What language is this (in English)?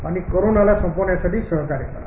Marathi